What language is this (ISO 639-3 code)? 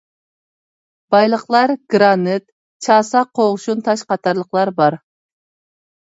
uig